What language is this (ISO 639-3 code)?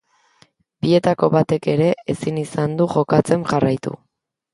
eus